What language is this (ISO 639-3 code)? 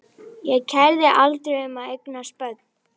isl